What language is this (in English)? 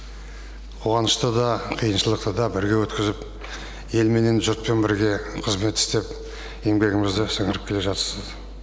Kazakh